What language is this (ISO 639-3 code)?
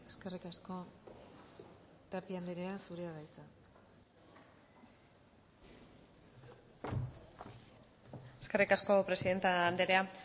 eus